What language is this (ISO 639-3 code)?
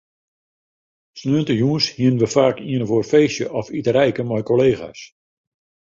fry